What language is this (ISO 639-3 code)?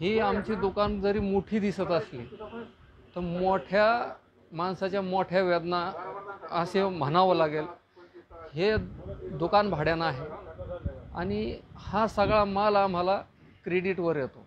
ron